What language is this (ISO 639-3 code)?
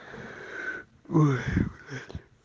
rus